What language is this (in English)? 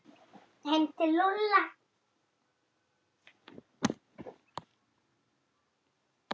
Icelandic